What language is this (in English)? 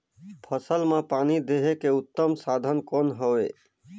Chhattisgarhi